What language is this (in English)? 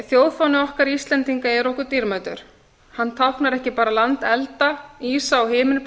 Icelandic